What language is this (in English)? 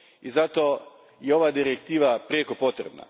Croatian